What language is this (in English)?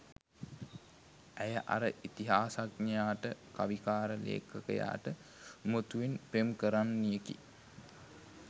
Sinhala